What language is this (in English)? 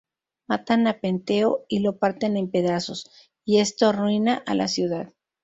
Spanish